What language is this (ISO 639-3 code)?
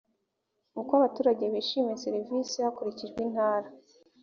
kin